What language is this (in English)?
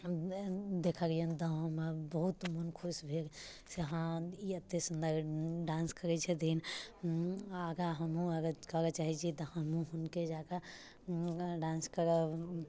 Maithili